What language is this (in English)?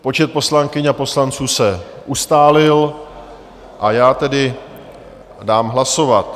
Czech